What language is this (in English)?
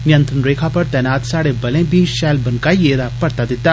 Dogri